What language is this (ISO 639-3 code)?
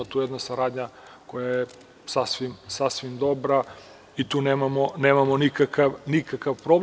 srp